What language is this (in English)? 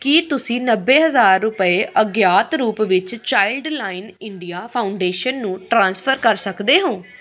Punjabi